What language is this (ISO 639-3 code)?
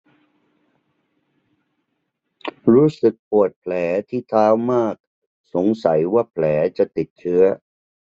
tha